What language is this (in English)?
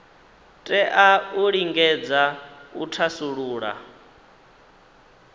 Venda